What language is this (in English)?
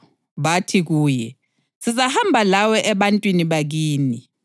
North Ndebele